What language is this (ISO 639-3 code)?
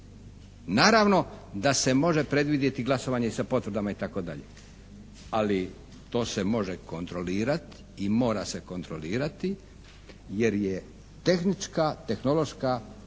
hrv